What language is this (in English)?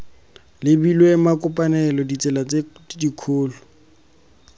Tswana